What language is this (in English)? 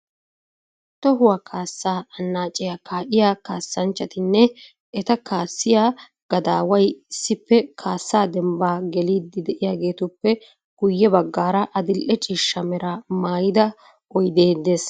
Wolaytta